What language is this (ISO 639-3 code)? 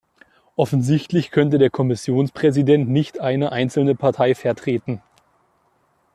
deu